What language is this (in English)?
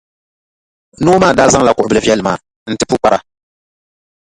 Dagbani